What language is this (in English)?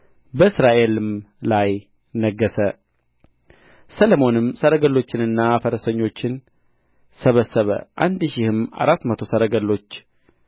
Amharic